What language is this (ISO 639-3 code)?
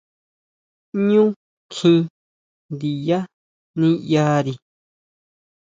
mau